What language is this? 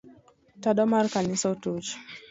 Luo (Kenya and Tanzania)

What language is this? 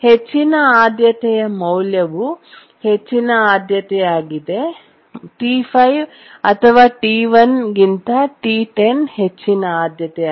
Kannada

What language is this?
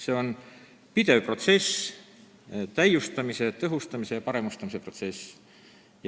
Estonian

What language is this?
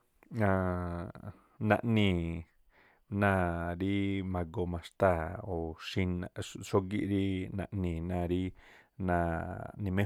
Tlacoapa Me'phaa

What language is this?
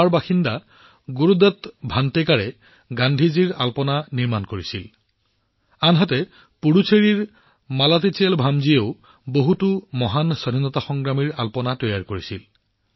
Assamese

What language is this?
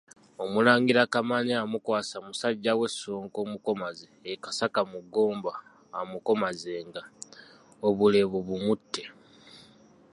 Ganda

